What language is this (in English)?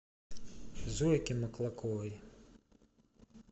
Russian